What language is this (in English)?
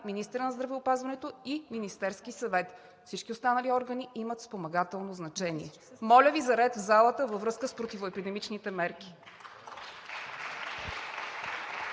Bulgarian